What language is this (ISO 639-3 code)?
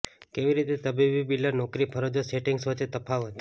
guj